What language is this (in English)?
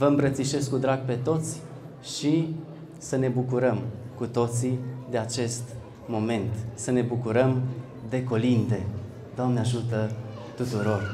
Romanian